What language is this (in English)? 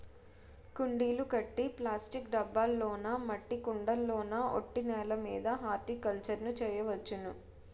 Telugu